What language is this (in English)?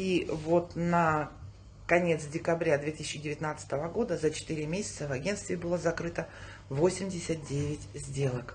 Russian